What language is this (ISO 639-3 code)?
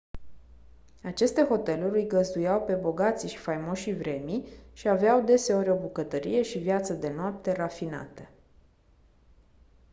ron